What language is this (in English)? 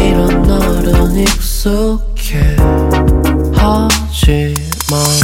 Korean